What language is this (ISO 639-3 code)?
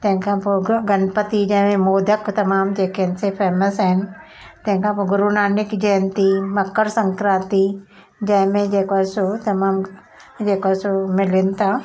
snd